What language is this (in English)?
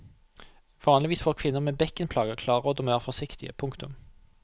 Norwegian